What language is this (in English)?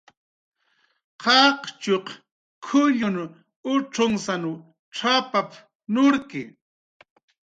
Jaqaru